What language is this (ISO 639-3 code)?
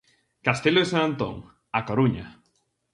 glg